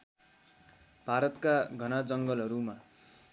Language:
Nepali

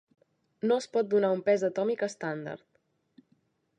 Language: Catalan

